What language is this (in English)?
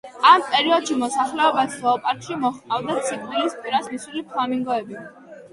Georgian